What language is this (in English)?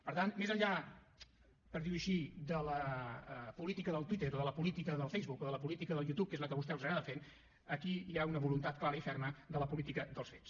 Catalan